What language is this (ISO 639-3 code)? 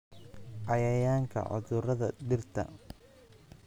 som